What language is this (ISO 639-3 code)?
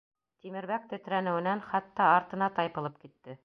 bak